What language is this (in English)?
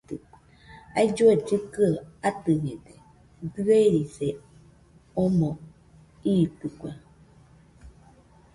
Nüpode Huitoto